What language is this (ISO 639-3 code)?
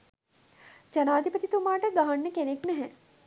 sin